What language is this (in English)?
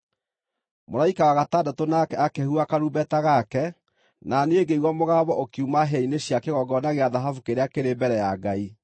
Kikuyu